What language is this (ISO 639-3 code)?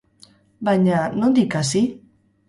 eus